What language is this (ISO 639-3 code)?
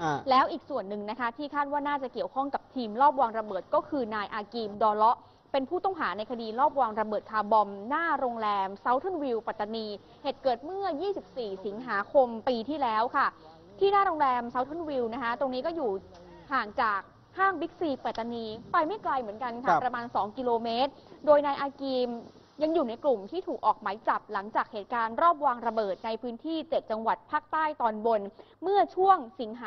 tha